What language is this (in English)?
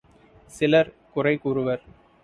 Tamil